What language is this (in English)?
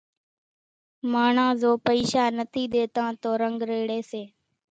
Kachi Koli